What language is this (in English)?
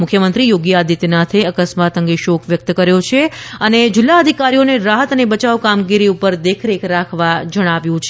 Gujarati